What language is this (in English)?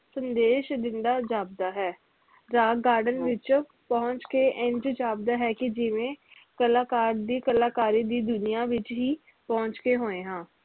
Punjabi